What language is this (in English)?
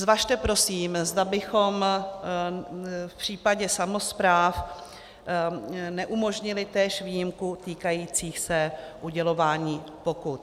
Czech